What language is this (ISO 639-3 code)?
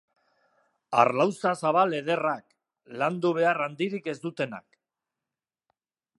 eus